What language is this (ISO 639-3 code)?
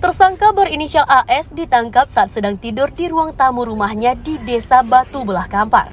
ind